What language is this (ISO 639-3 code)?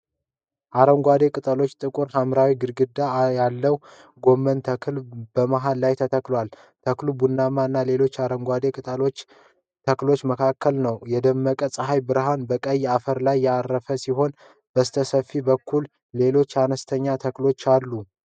amh